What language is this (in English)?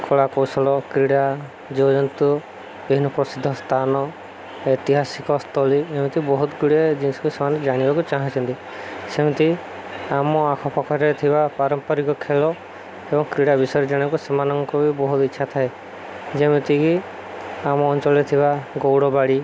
Odia